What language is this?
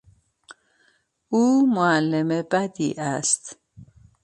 Persian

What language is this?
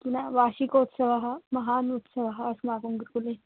Sanskrit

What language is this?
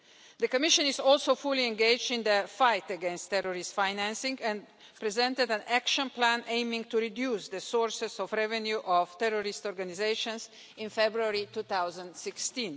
English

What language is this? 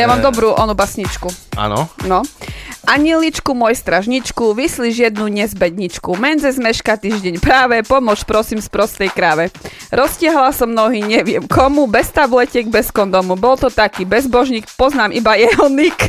Slovak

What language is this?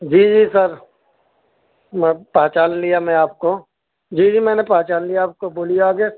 Urdu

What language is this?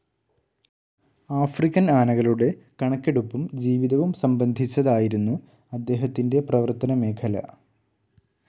Malayalam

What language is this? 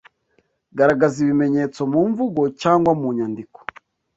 Kinyarwanda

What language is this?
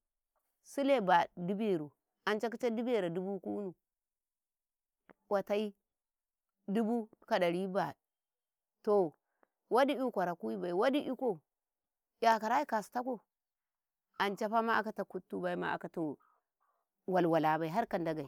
Karekare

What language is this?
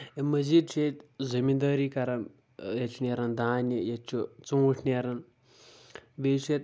Kashmiri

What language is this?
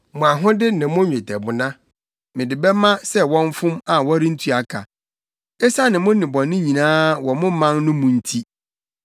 Akan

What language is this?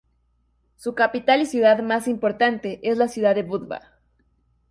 Spanish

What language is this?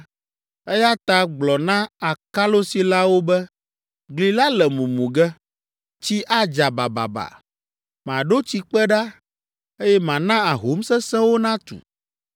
Ewe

